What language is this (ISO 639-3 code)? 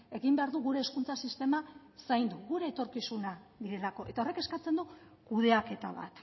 eus